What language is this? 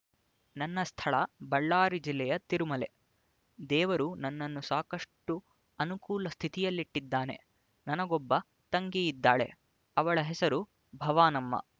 Kannada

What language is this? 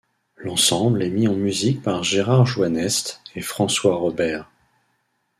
French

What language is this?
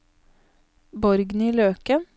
Norwegian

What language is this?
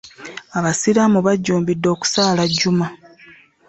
Ganda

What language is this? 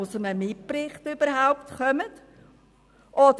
Swiss German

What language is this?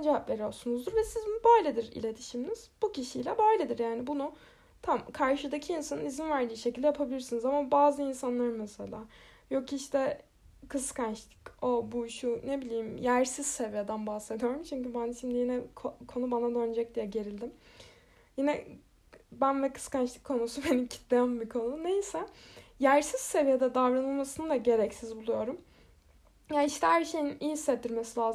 Turkish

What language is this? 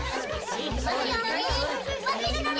Japanese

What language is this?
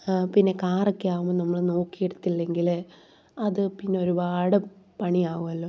Malayalam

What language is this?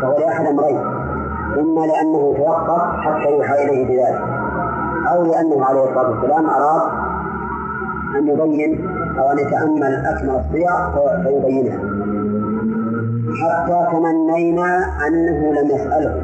Arabic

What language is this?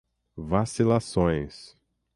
Portuguese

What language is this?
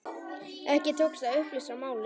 Icelandic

